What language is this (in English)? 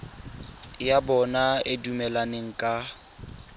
Tswana